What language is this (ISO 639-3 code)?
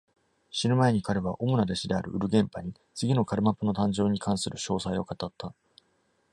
jpn